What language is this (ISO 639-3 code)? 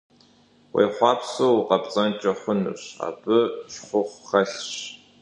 kbd